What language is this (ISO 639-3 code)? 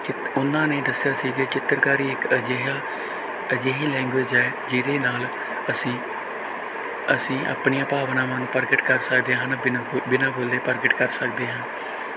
pan